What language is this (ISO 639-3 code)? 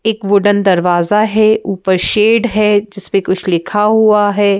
hin